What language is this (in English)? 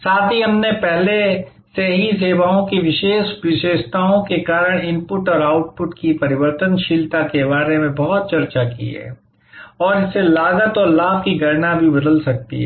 Hindi